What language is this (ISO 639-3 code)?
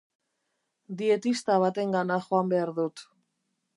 eus